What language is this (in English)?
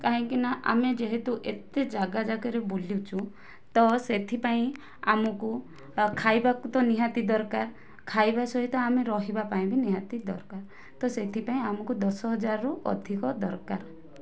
Odia